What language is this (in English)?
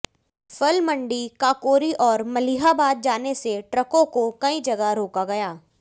Hindi